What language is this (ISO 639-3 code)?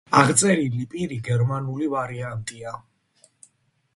kat